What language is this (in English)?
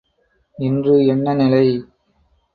Tamil